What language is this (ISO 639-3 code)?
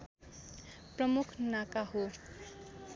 nep